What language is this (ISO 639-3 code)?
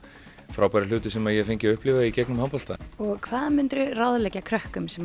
isl